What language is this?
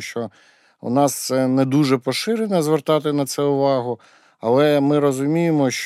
Ukrainian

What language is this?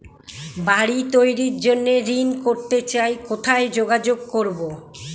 Bangla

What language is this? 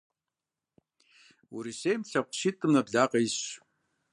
Kabardian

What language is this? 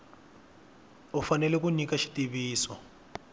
Tsonga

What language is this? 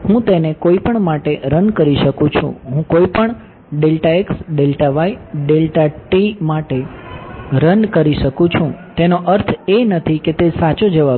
Gujarati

